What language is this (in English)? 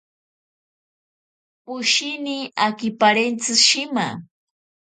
Ashéninka Perené